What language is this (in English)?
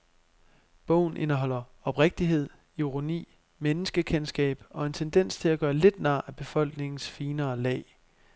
Danish